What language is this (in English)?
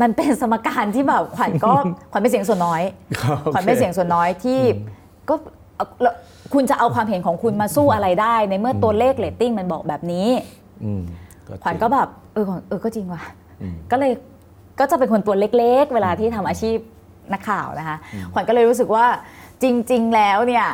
Thai